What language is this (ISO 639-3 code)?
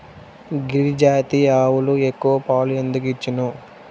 tel